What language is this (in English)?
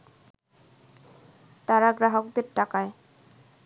Bangla